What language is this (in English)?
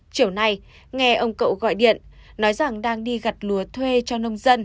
Vietnamese